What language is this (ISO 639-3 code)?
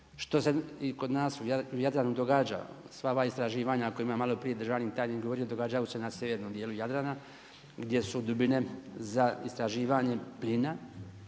hrv